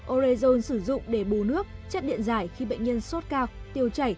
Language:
Vietnamese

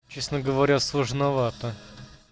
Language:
Russian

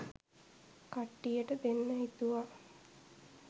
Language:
Sinhala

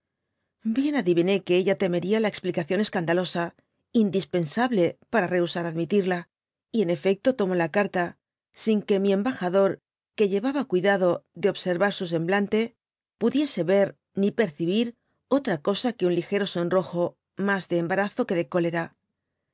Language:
Spanish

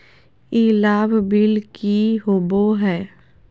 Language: Magahi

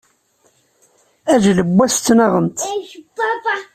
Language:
Kabyle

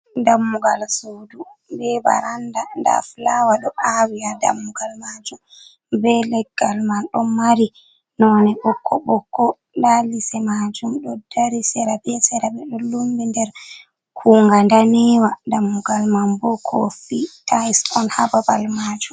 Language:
Fula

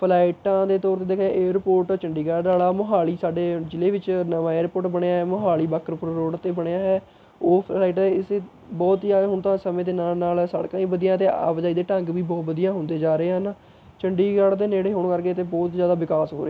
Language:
Punjabi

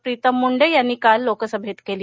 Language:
Marathi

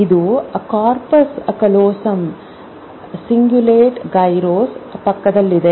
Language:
Kannada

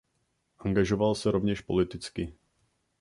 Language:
Czech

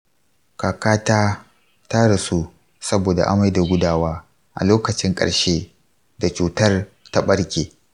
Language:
Hausa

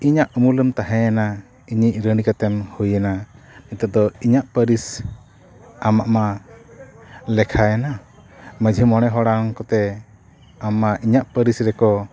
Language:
Santali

